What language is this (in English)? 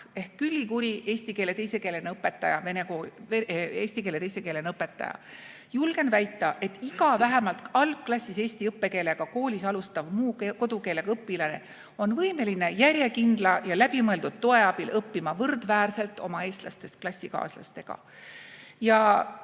Estonian